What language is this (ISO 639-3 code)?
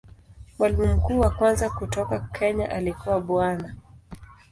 swa